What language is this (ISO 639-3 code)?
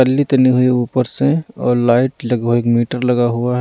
hin